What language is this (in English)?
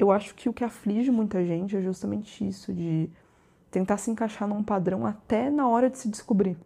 Portuguese